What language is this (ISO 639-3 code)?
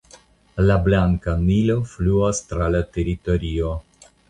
epo